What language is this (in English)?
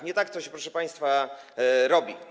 Polish